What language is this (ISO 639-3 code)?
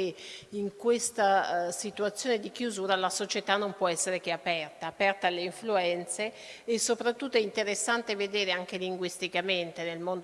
ita